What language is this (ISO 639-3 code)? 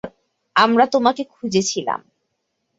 ben